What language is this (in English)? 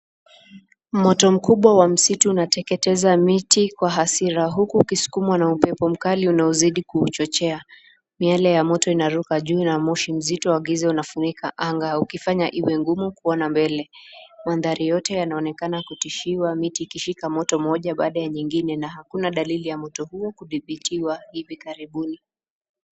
Swahili